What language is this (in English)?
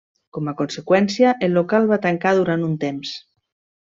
Catalan